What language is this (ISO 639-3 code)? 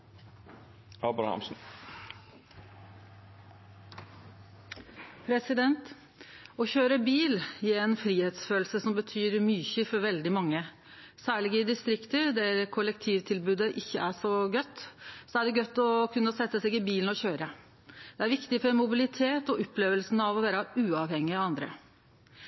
nno